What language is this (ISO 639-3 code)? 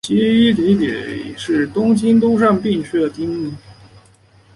zho